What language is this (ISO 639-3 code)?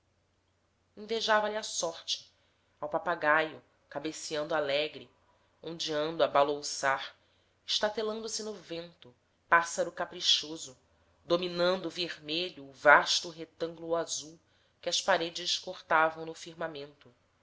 por